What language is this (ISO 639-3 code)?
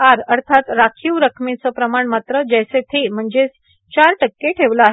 mar